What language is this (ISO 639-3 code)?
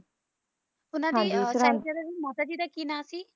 pan